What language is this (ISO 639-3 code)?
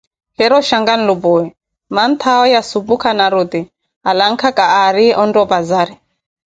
eko